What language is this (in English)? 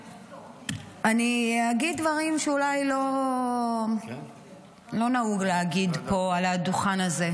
Hebrew